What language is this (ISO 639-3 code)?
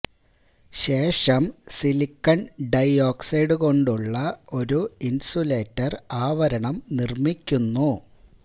mal